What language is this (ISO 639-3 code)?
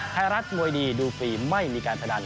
tha